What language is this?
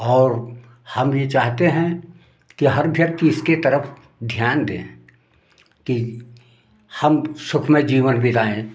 Hindi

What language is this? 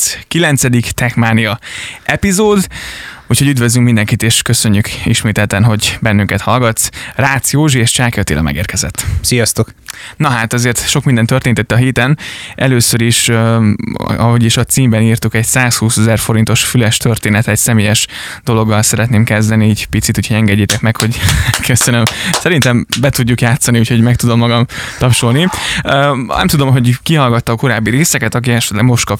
Hungarian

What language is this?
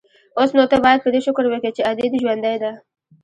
Pashto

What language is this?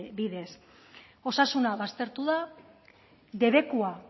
Basque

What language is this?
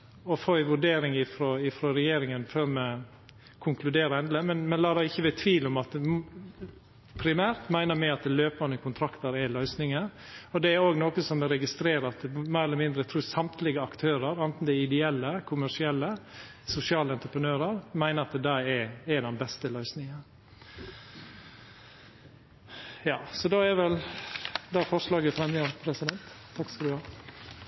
Norwegian Nynorsk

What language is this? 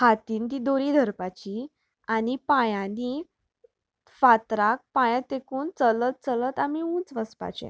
Konkani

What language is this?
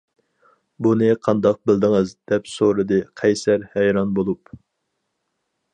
Uyghur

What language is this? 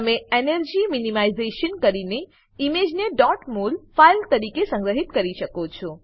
Gujarati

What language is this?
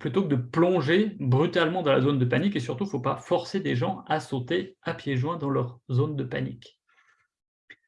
French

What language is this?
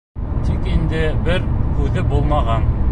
Bashkir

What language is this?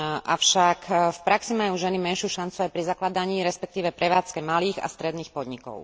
Slovak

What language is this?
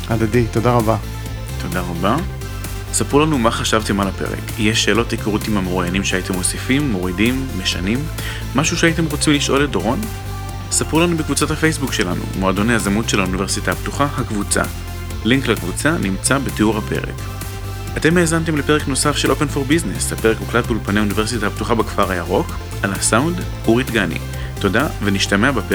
Hebrew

